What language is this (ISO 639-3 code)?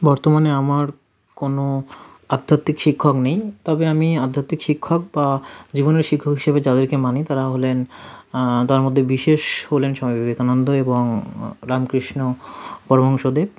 ben